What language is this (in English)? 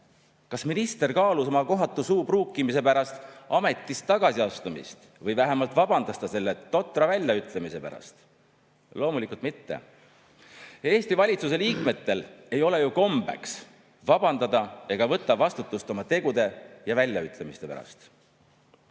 Estonian